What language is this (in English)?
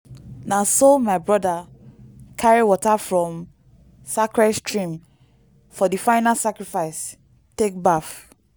Nigerian Pidgin